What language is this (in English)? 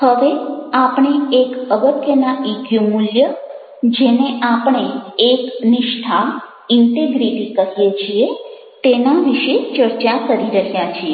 Gujarati